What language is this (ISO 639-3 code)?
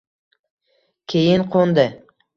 uzb